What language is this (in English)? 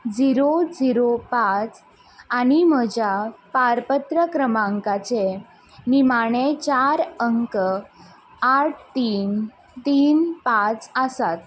Konkani